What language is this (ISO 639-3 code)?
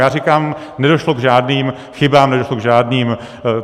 ces